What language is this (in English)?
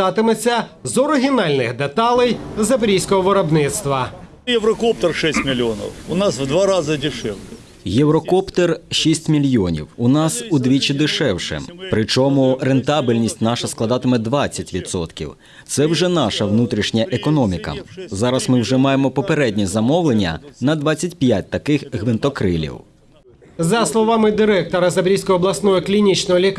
Ukrainian